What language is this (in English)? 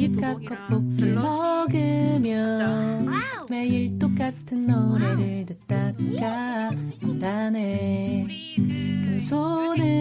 Japanese